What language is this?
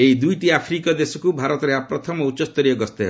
Odia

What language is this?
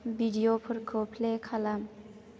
Bodo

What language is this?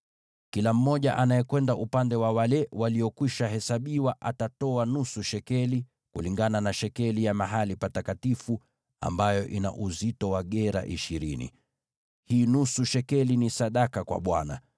Swahili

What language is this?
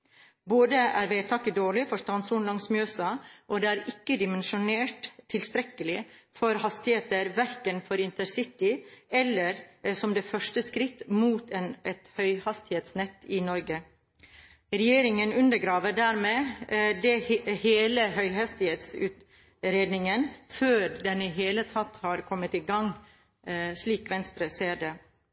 Norwegian Bokmål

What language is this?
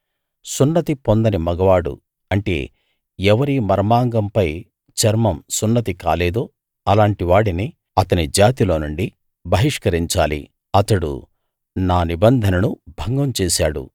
Telugu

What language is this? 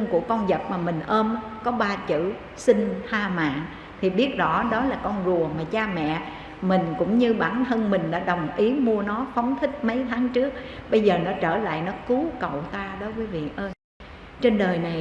Vietnamese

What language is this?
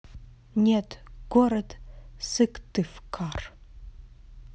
Russian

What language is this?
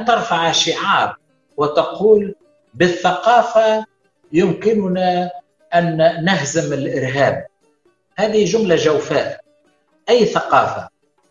Arabic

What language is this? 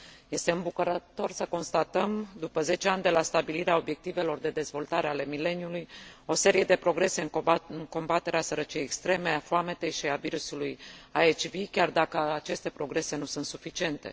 Romanian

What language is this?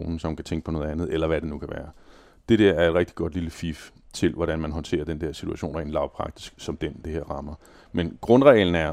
Danish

